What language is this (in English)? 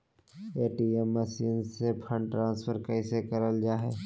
Magahi